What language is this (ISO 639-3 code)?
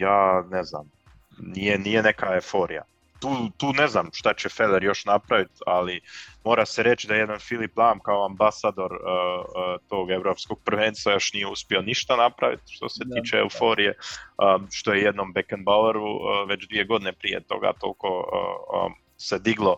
hrv